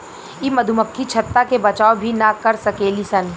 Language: Bhojpuri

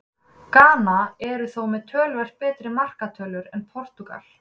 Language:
Icelandic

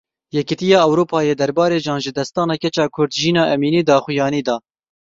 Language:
Kurdish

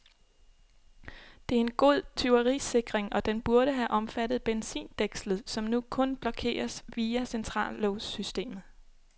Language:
Danish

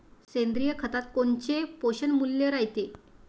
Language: Marathi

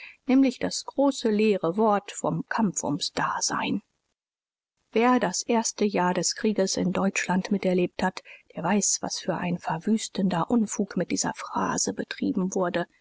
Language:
German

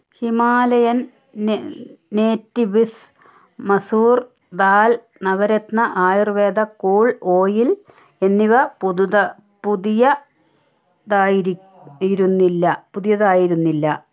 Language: Malayalam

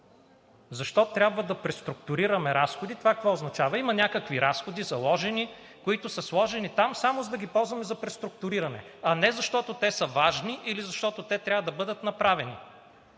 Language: Bulgarian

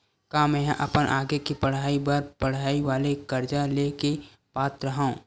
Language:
Chhattisgarhi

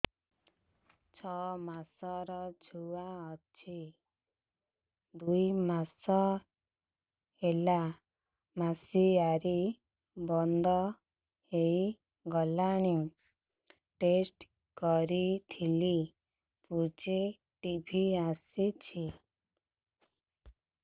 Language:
Odia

